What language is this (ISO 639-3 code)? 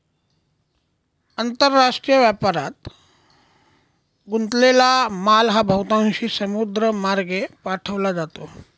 mar